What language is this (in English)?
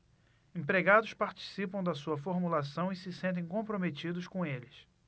Portuguese